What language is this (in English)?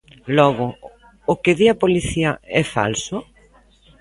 Galician